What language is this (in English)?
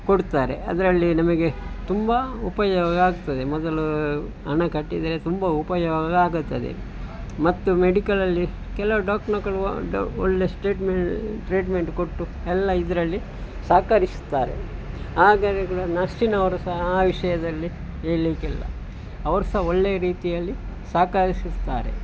Kannada